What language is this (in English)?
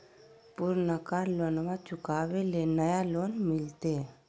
Magahi